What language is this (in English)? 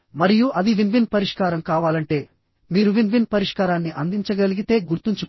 Telugu